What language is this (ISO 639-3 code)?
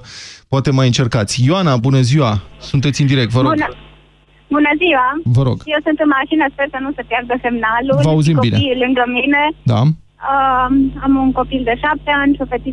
ron